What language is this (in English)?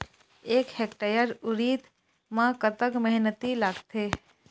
Chhattisgarhi